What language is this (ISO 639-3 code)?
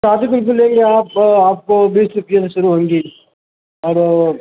urd